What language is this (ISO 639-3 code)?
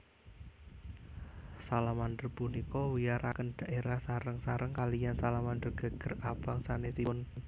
jav